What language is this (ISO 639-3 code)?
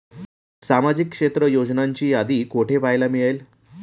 mar